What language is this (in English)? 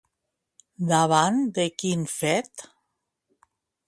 Catalan